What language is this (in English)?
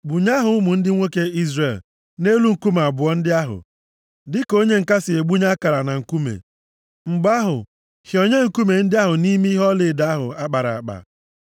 Igbo